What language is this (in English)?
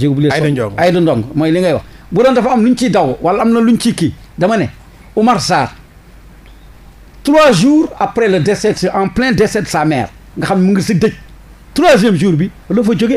French